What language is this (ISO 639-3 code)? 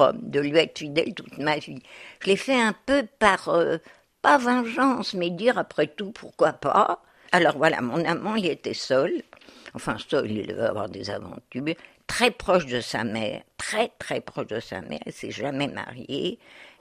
fra